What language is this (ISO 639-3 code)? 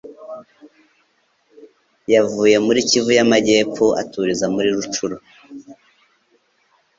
kin